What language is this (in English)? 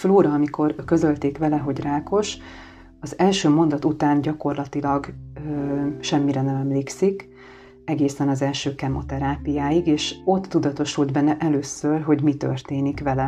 Hungarian